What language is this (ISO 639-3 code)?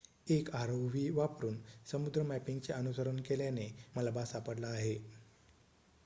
mar